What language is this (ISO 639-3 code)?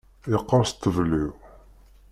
kab